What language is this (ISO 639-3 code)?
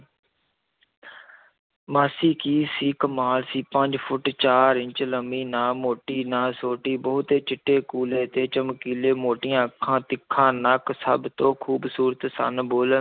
pan